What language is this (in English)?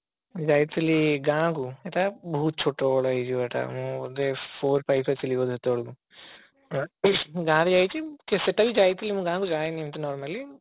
Odia